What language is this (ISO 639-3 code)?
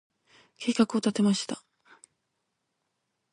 jpn